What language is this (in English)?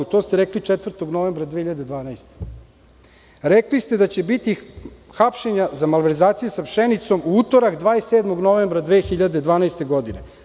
Serbian